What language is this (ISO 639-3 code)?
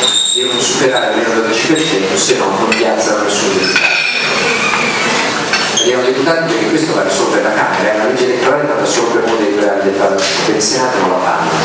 ita